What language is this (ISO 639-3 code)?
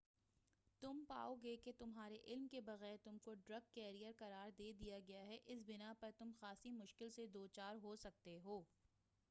urd